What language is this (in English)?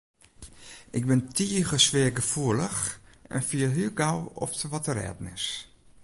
Western Frisian